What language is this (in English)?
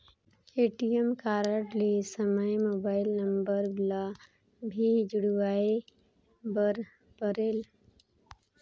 Chhattisgarhi